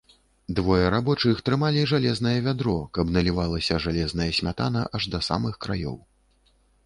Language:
Belarusian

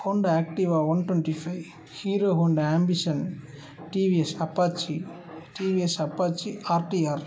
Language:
Tamil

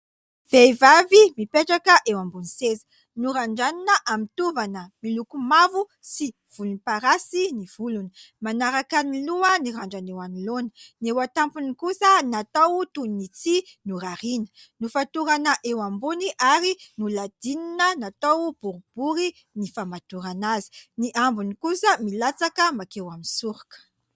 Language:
Malagasy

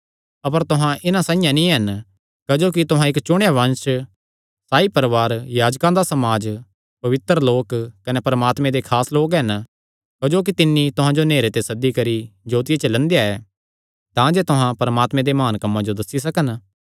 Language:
Kangri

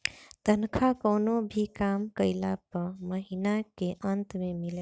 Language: Bhojpuri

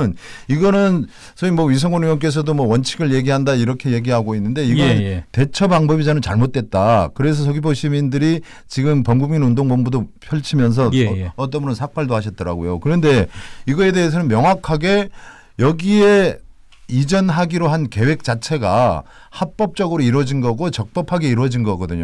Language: Korean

